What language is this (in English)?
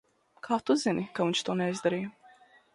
Latvian